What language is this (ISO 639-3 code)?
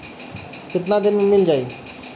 bho